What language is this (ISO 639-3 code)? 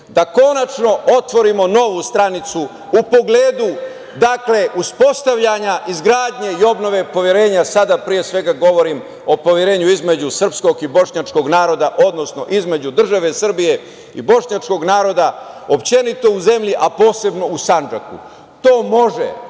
srp